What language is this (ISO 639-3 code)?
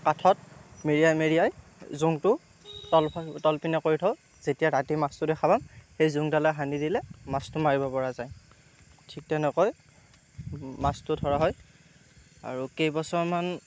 asm